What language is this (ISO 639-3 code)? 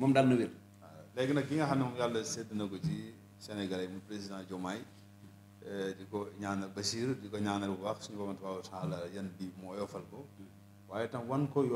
ara